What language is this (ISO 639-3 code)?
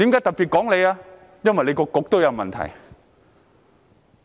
yue